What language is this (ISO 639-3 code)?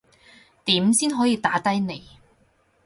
yue